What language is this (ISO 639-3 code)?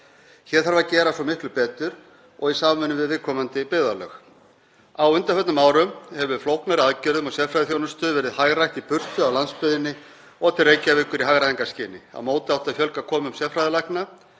isl